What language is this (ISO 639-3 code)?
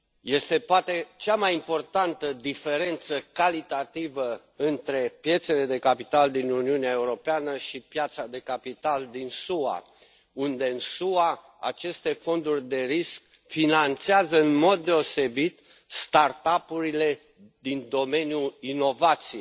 ron